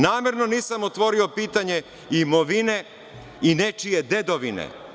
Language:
Serbian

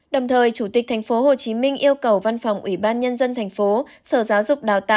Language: Vietnamese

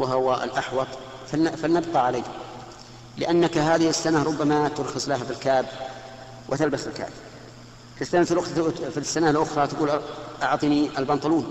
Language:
Arabic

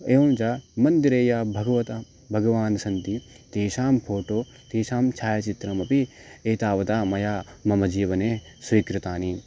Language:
Sanskrit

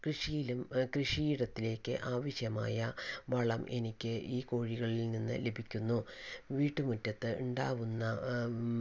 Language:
Malayalam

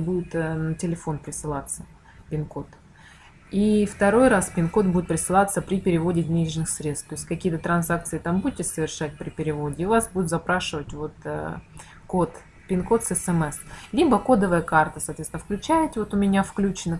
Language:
Russian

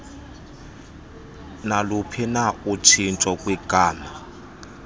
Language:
Xhosa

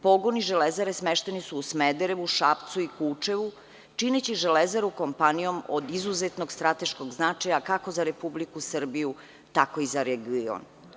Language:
Serbian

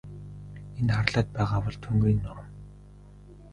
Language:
Mongolian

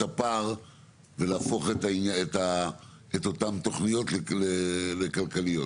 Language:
Hebrew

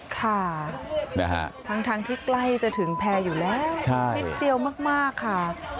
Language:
Thai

